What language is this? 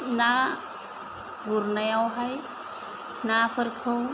Bodo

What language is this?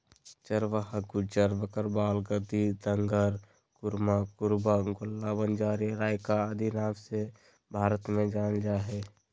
Magahi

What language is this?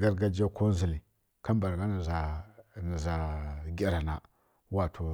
Kirya-Konzəl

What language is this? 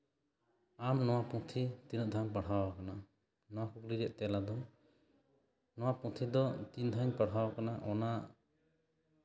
Santali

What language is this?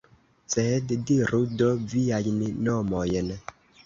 Esperanto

